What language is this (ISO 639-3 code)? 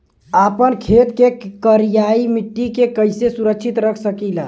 bho